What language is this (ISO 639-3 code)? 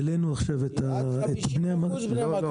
heb